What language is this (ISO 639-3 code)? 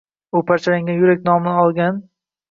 uzb